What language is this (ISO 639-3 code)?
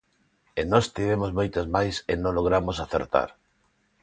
glg